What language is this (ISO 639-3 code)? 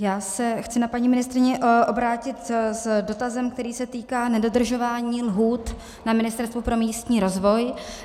ces